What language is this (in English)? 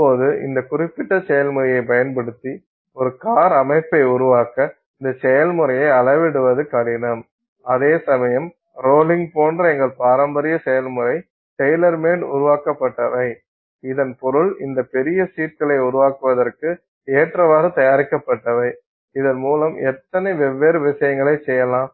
Tamil